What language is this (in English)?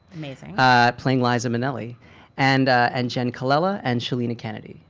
English